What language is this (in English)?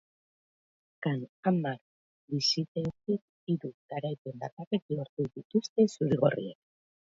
Basque